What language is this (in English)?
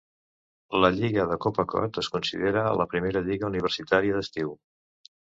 Catalan